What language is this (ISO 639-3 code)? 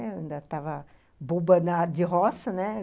por